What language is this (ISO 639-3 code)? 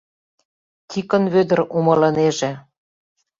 chm